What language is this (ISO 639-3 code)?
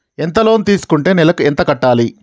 tel